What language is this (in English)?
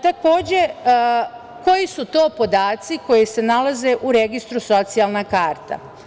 Serbian